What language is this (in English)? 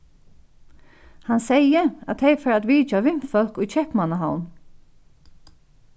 Faroese